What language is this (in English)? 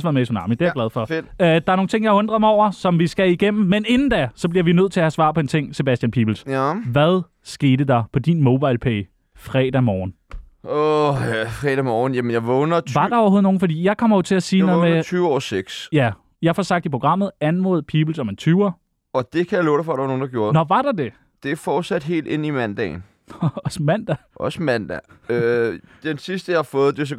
Danish